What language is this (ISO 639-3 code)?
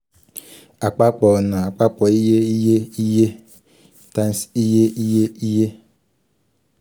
yor